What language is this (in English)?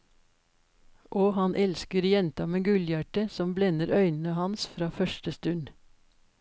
Norwegian